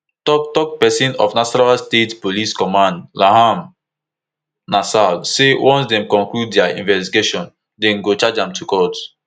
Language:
Nigerian Pidgin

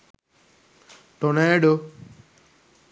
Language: Sinhala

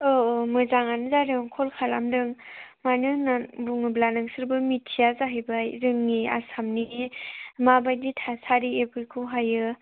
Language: Bodo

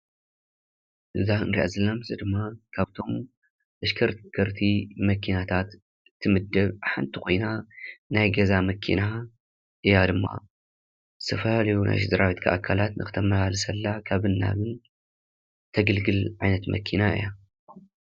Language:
Tigrinya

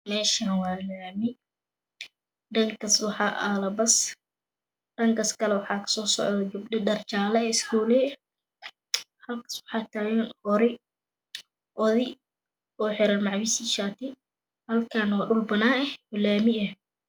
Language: Somali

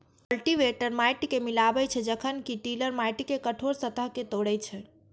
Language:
Maithili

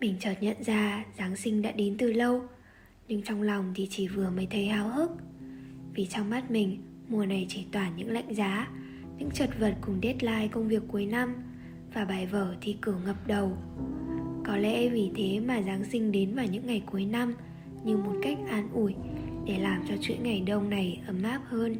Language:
Vietnamese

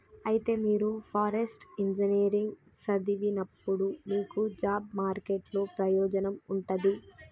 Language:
Telugu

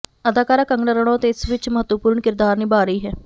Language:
Punjabi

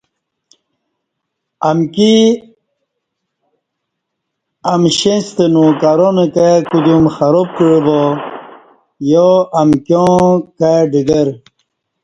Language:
Kati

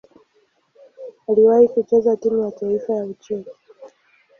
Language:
Swahili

